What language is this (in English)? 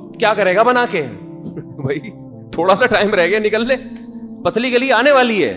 Urdu